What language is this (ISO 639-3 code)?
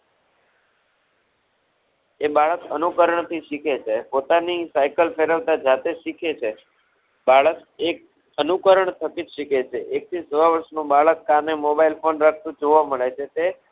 guj